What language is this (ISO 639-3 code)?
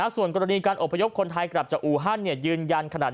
tha